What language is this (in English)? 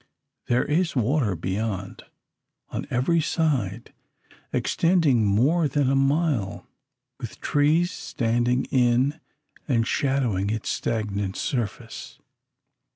English